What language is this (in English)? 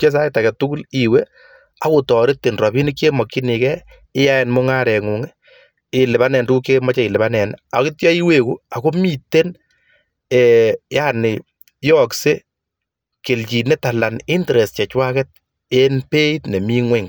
Kalenjin